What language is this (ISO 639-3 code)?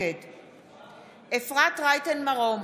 heb